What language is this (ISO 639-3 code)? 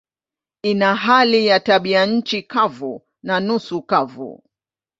swa